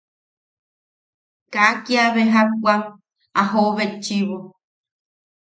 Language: Yaqui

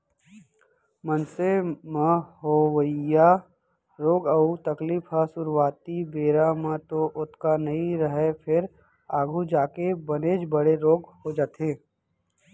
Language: Chhattisgarhi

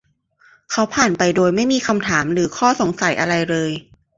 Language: Thai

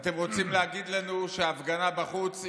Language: Hebrew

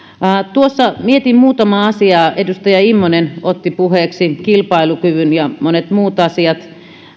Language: Finnish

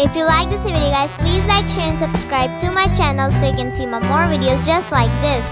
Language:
English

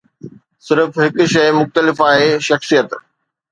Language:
Sindhi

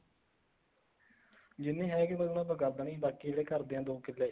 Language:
Punjabi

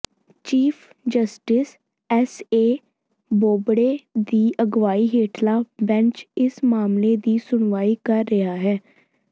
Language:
Punjabi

